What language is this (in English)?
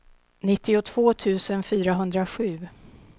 Swedish